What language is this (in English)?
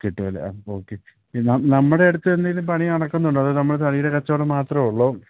Malayalam